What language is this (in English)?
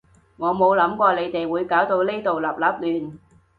Cantonese